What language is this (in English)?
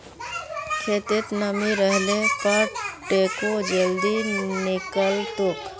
Magahi